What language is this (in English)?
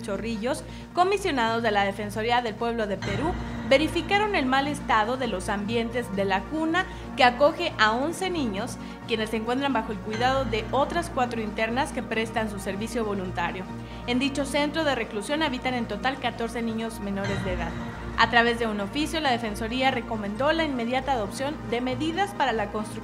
Spanish